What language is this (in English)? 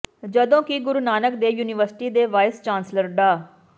Punjabi